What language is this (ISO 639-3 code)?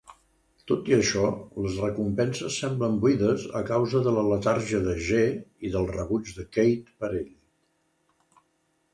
cat